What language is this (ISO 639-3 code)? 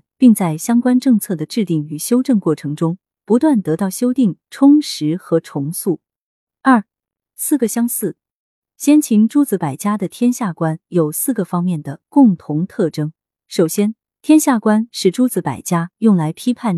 zho